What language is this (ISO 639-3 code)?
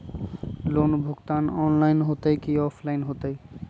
mag